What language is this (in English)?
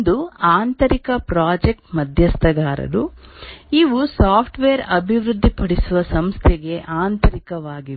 Kannada